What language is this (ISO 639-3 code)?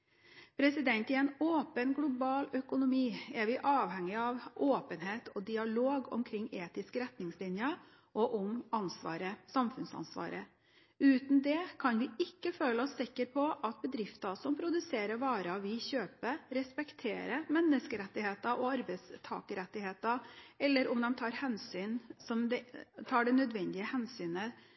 nob